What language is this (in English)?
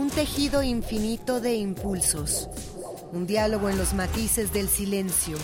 Spanish